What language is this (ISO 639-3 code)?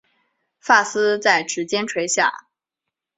zho